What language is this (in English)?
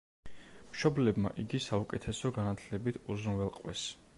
Georgian